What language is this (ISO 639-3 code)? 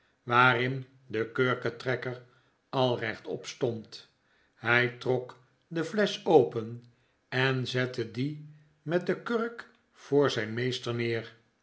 nld